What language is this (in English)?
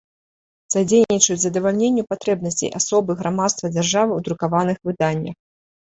Belarusian